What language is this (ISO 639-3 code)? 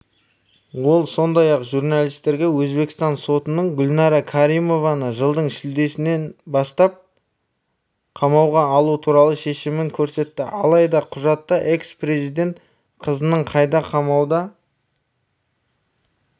kaz